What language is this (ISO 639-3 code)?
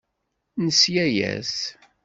kab